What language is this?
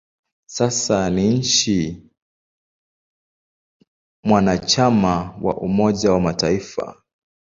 Swahili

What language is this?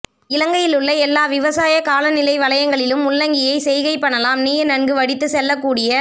Tamil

